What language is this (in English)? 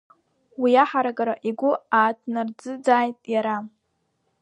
Abkhazian